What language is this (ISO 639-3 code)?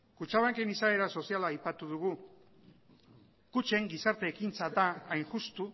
eus